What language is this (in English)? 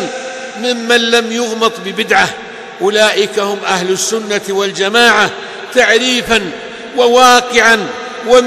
Arabic